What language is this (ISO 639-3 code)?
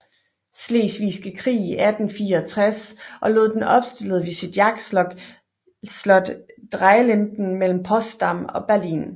dan